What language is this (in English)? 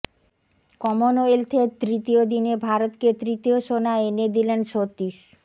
Bangla